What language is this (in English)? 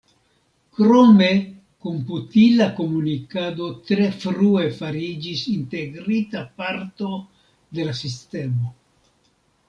Esperanto